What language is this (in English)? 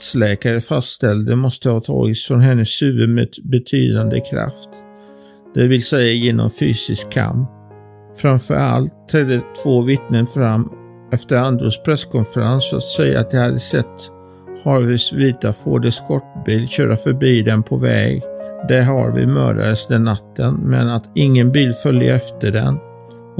Swedish